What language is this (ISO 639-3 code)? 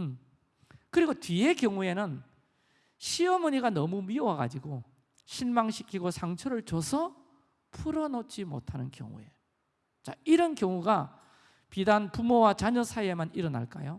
kor